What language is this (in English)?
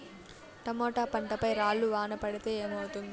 Telugu